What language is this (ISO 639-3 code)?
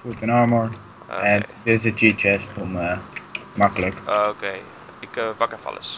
nld